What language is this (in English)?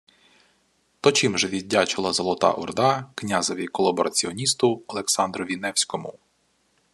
Ukrainian